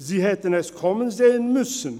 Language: Swiss German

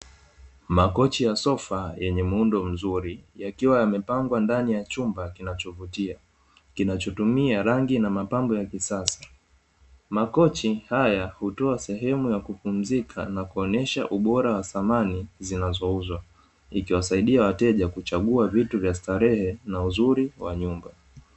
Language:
Swahili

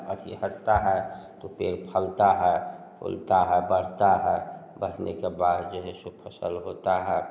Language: Hindi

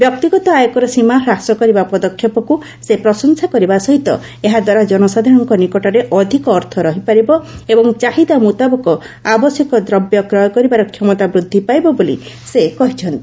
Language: Odia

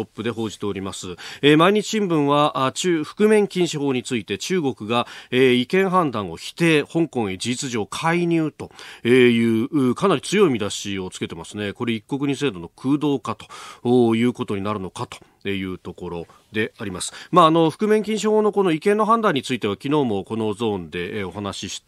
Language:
Japanese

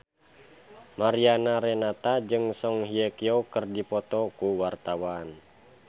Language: Sundanese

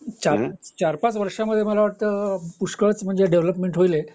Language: Marathi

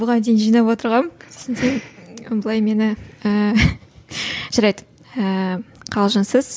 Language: Kazakh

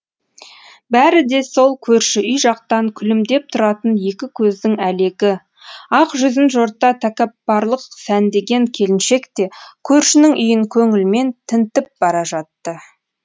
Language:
Kazakh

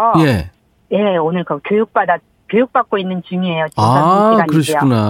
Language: Korean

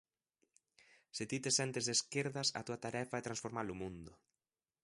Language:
Galician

